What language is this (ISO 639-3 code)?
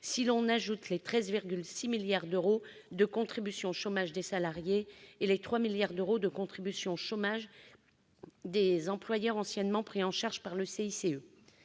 fra